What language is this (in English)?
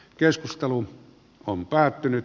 Finnish